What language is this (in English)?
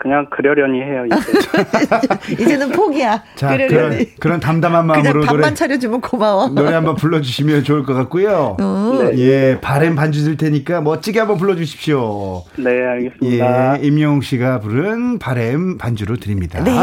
Korean